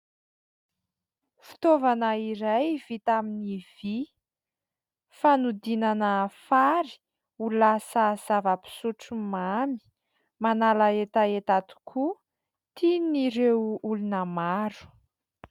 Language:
Malagasy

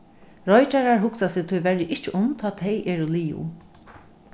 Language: Faroese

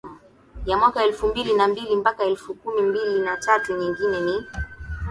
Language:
Swahili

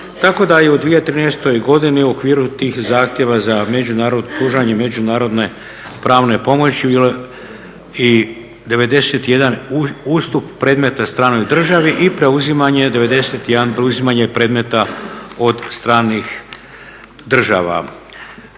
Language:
Croatian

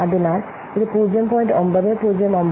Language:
Malayalam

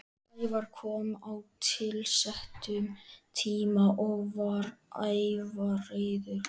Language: Icelandic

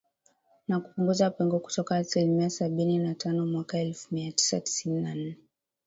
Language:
Swahili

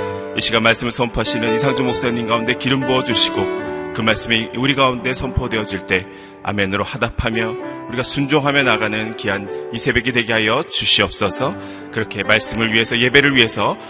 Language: Korean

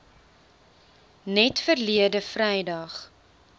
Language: Afrikaans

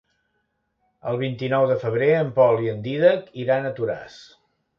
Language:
Catalan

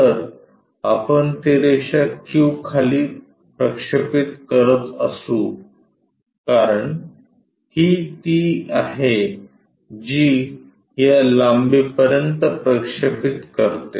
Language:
Marathi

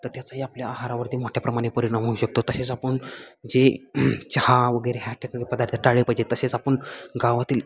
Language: Marathi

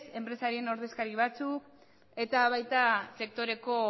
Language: Basque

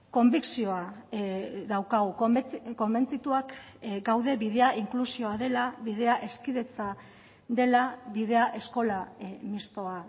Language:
Basque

